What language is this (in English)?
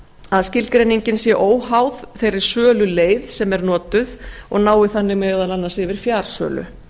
Icelandic